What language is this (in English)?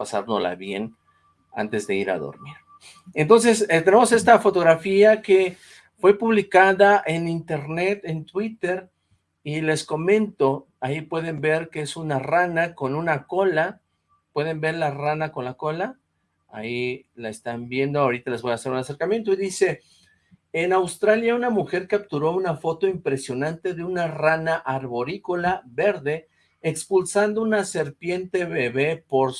Spanish